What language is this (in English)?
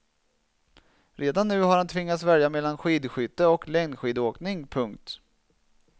Swedish